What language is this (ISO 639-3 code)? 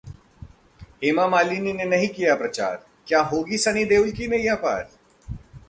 hin